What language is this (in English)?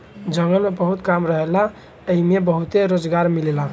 Bhojpuri